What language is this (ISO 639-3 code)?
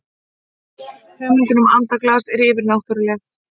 isl